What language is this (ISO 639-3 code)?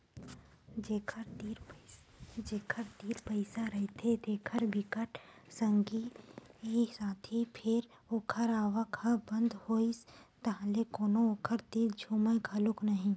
hne